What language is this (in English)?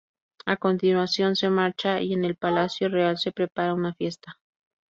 Spanish